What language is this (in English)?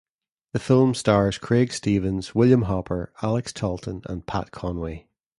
English